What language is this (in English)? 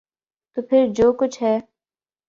Urdu